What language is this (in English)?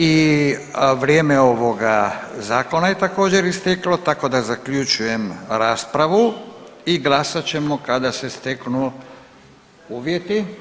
Croatian